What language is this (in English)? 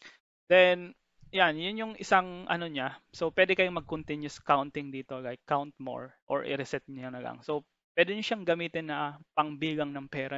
Filipino